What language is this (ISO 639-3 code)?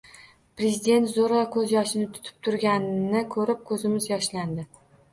uzb